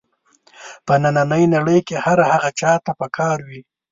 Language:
Pashto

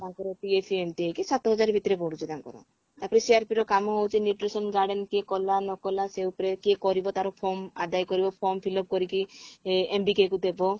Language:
Odia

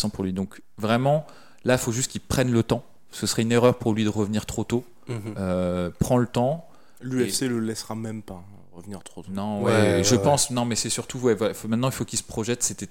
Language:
French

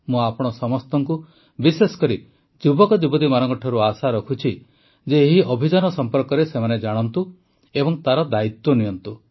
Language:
Odia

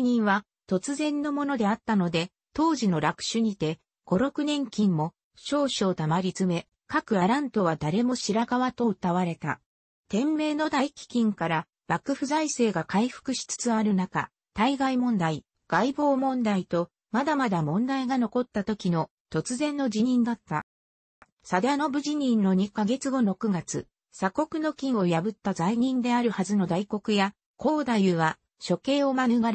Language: Japanese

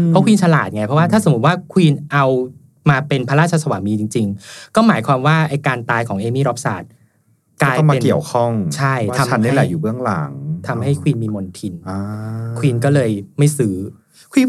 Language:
Thai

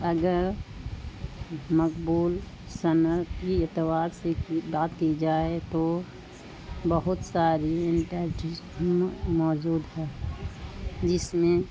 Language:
Urdu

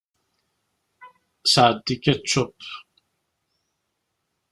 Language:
Kabyle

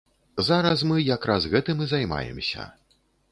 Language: Belarusian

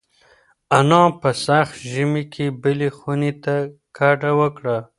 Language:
Pashto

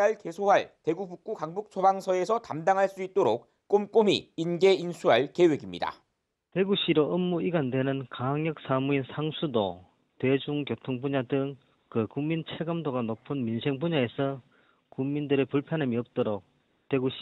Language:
Korean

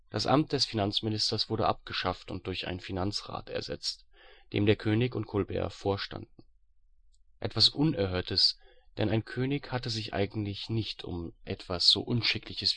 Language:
German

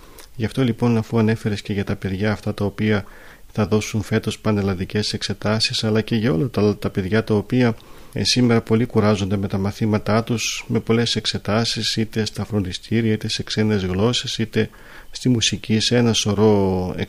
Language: Greek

